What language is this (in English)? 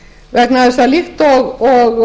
Icelandic